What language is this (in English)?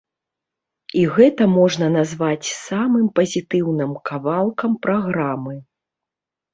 Belarusian